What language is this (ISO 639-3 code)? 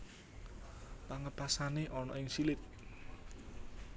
jav